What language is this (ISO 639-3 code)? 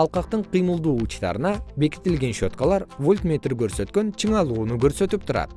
kir